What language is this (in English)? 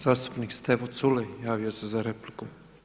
Croatian